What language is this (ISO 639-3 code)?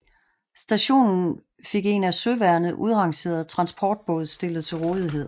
dan